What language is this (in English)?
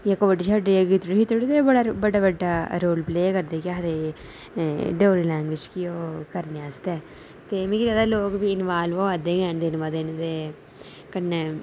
Dogri